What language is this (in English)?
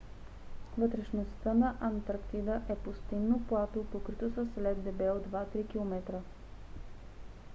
Bulgarian